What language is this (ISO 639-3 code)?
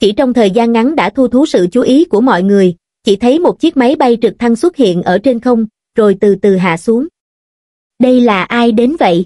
vie